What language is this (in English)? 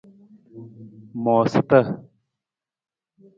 Nawdm